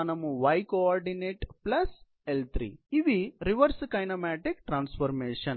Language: Telugu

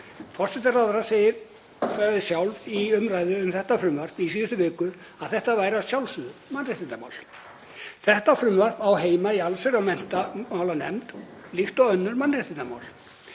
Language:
Icelandic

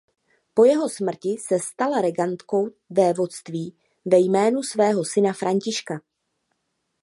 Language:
Czech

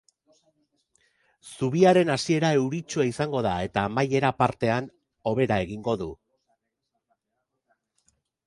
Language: Basque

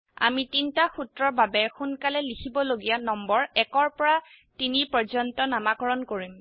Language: Assamese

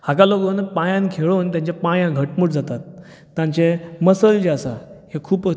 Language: Konkani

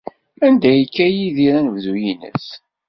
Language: Kabyle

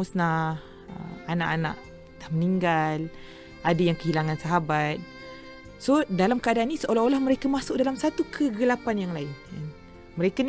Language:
Malay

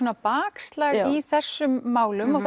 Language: Icelandic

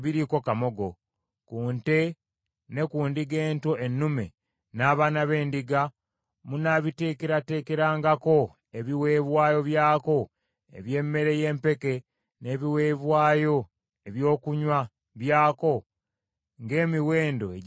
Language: Ganda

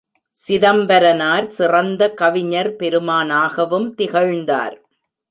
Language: Tamil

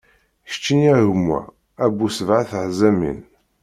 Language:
Kabyle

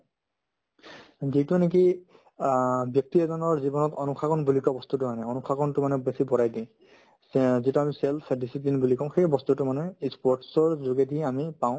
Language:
Assamese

